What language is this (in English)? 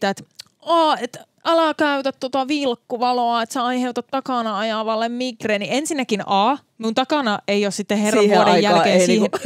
Finnish